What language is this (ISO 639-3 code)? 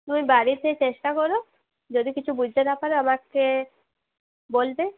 ben